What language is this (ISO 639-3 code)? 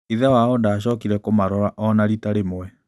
kik